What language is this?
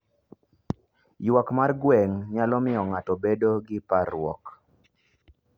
Luo (Kenya and Tanzania)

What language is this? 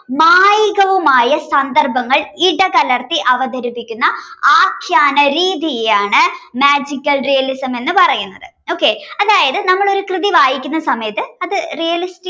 Malayalam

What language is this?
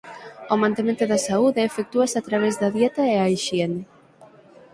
Galician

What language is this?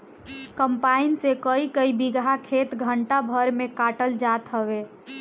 Bhojpuri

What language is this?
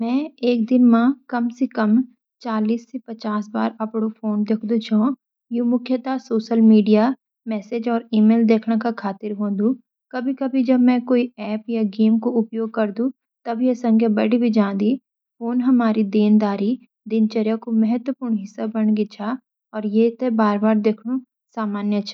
Garhwali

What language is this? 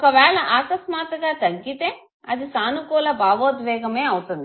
Telugu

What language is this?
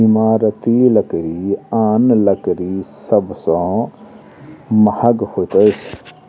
Maithili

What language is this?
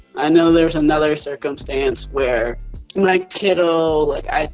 English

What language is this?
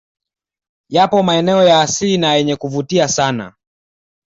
Swahili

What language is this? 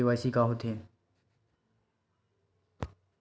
Chhattisgarhi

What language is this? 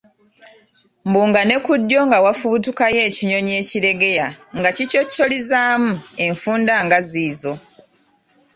Ganda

